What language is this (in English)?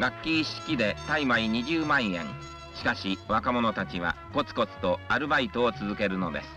Japanese